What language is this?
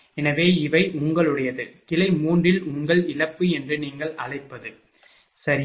Tamil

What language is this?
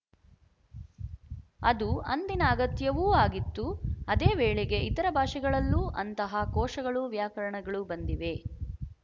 Kannada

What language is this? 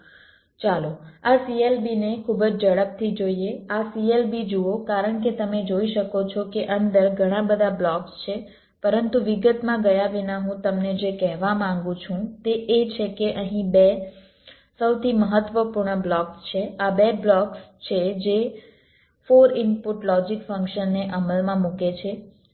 Gujarati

